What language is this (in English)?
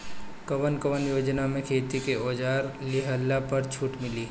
Bhojpuri